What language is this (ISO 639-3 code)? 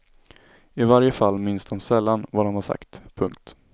swe